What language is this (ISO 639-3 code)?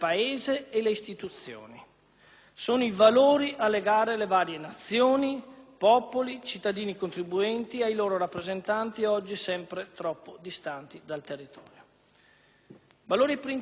ita